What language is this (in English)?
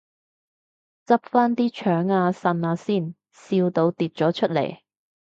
Cantonese